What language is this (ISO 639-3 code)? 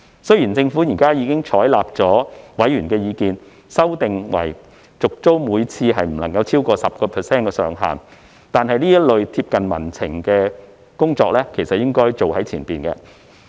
yue